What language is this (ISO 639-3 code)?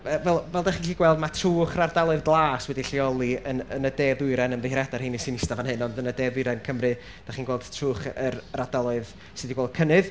cym